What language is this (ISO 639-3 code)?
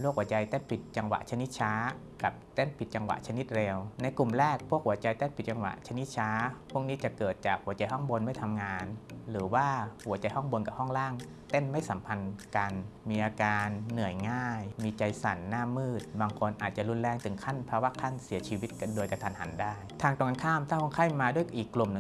tha